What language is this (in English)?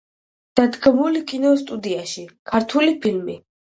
Georgian